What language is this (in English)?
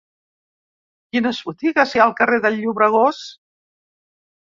Catalan